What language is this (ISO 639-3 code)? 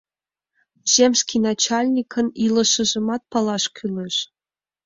chm